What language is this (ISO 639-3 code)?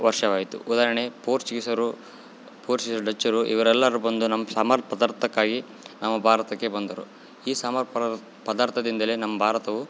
kan